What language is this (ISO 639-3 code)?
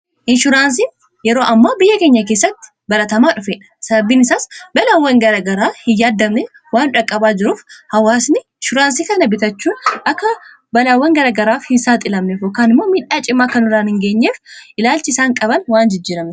orm